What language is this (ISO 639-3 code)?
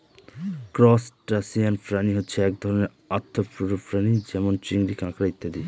ben